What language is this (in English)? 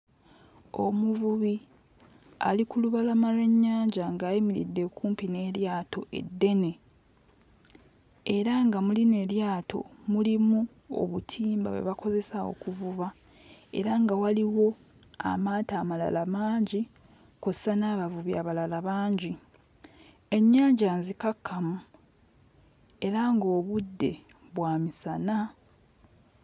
Ganda